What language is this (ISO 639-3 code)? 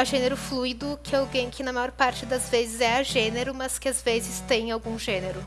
por